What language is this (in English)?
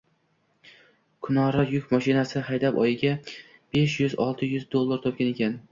Uzbek